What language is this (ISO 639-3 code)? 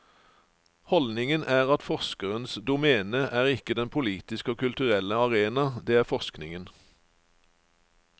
nor